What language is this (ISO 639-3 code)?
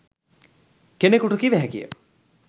sin